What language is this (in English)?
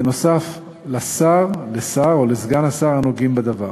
Hebrew